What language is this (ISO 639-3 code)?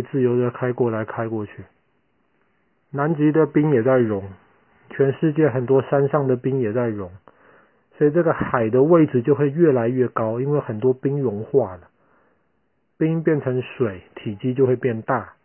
zho